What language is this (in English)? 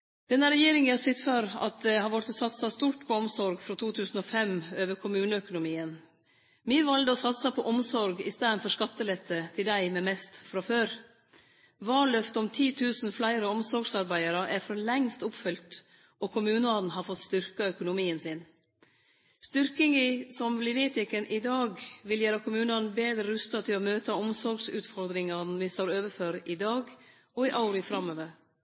Norwegian Nynorsk